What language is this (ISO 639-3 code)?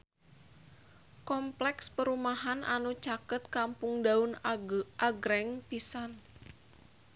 sun